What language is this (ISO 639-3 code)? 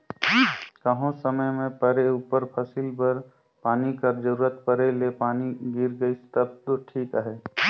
hne